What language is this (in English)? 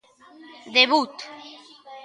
Galician